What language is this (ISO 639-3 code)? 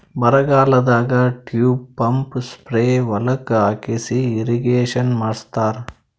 kan